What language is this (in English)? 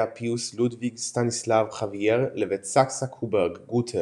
Hebrew